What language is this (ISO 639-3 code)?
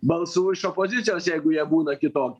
lit